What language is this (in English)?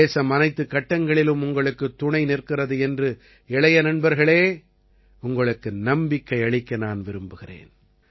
Tamil